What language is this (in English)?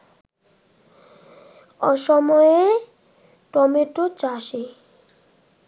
Bangla